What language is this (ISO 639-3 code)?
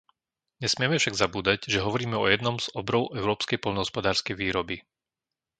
slk